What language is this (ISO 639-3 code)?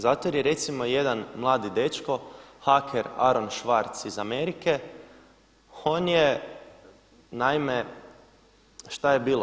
hrv